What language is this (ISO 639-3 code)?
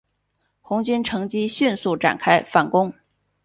zho